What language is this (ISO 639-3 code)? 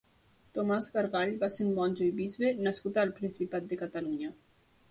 cat